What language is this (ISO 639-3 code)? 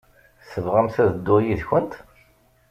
kab